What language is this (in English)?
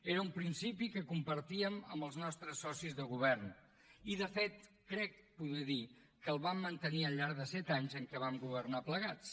Catalan